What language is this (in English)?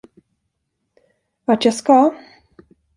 Swedish